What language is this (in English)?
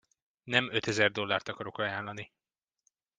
Hungarian